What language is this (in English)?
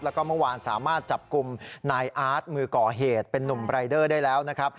Thai